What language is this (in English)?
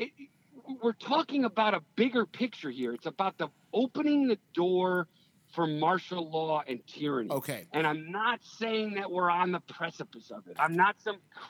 English